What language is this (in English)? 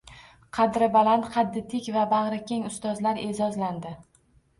Uzbek